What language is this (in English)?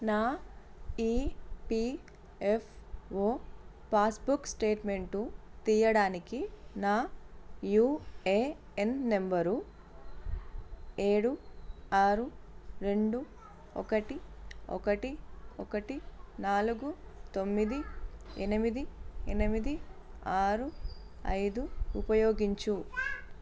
Telugu